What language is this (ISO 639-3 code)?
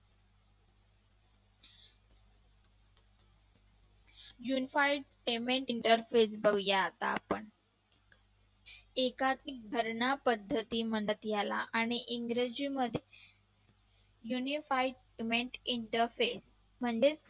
mar